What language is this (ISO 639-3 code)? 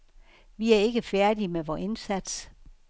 dan